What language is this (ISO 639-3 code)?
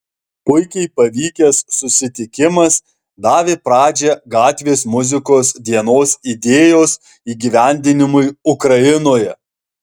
lit